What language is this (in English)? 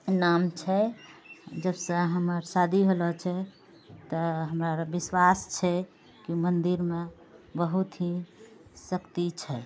Maithili